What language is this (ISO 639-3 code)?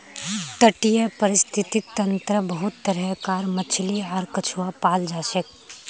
mag